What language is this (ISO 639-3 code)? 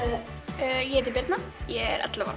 isl